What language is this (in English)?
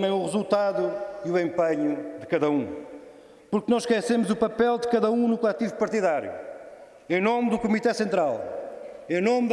Portuguese